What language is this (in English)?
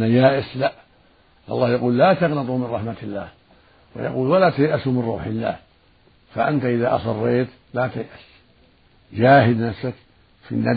Arabic